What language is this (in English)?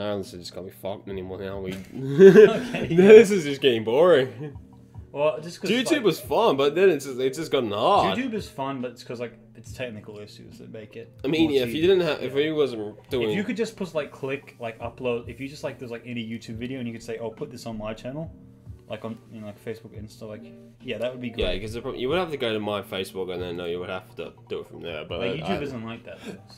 English